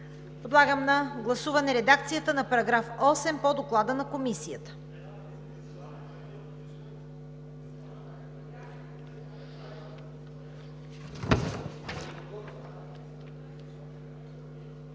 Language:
Bulgarian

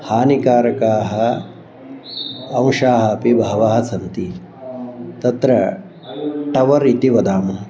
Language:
Sanskrit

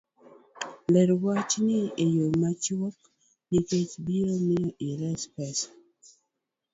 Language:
Luo (Kenya and Tanzania)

